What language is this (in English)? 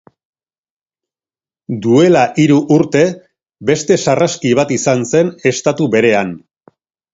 Basque